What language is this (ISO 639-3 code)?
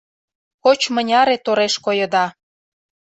chm